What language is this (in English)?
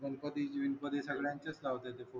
Marathi